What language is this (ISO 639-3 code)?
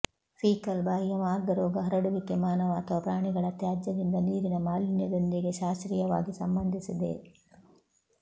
kan